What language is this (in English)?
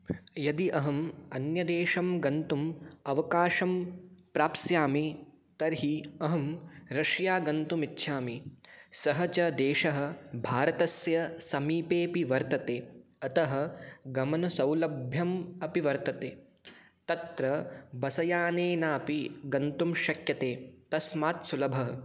Sanskrit